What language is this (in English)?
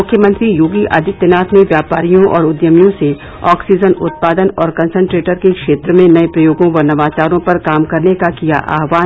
Hindi